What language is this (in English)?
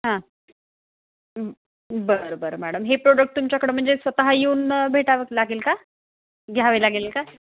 Marathi